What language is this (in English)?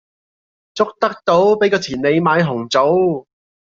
Cantonese